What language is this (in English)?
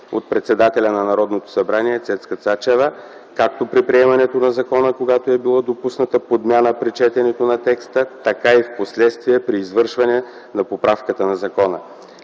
Bulgarian